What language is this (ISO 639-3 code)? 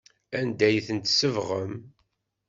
kab